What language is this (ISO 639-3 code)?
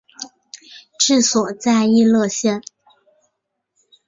zho